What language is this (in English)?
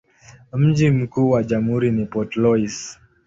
Swahili